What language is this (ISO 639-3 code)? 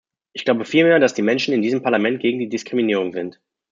deu